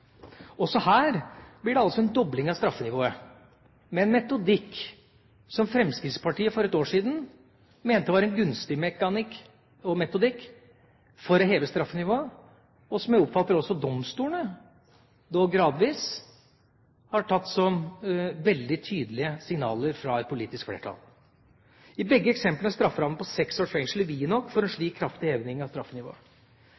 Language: Norwegian Bokmål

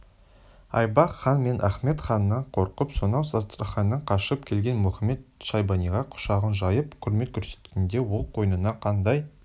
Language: Kazakh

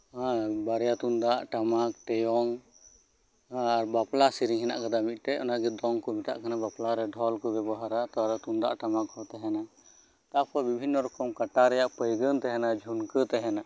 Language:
Santali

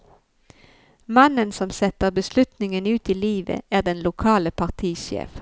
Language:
Norwegian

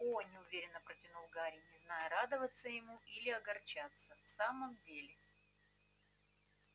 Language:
Russian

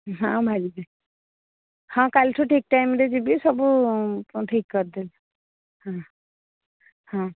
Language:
Odia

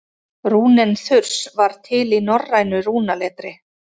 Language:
Icelandic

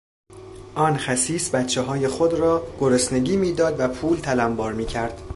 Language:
Persian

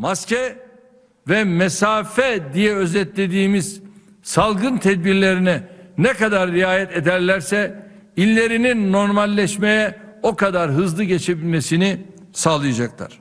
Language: Turkish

